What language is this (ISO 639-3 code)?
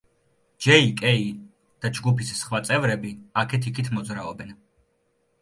kat